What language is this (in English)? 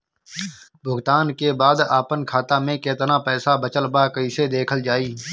Bhojpuri